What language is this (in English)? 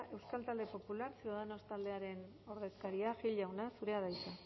Basque